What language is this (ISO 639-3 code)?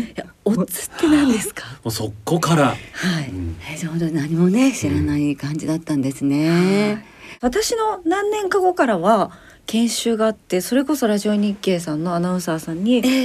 jpn